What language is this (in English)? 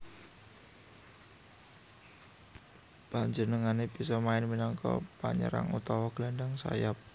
Javanese